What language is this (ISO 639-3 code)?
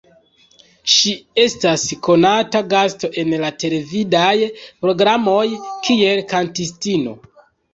epo